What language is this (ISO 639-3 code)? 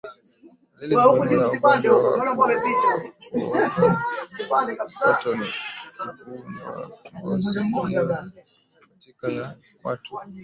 swa